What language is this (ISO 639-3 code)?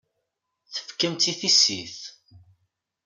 kab